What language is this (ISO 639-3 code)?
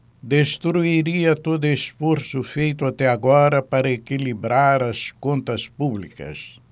por